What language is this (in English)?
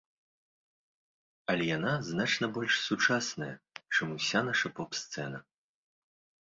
Belarusian